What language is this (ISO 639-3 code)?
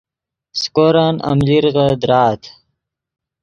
ydg